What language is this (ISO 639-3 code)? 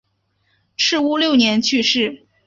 zho